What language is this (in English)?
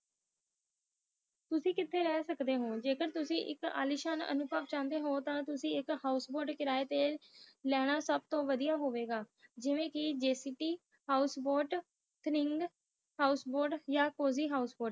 Punjabi